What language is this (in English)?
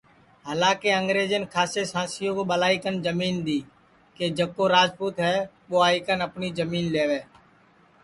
Sansi